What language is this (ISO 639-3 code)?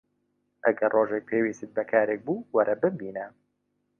ckb